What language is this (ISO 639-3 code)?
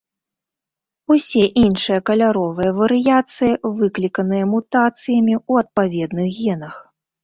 bel